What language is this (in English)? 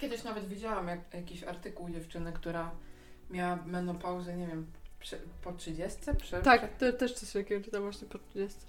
Polish